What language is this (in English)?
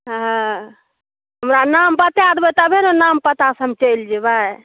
Maithili